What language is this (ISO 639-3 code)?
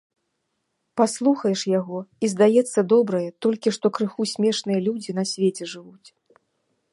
bel